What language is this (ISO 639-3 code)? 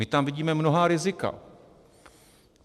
ces